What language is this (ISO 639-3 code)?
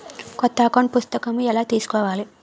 tel